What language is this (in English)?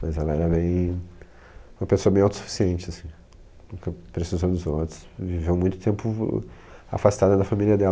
Portuguese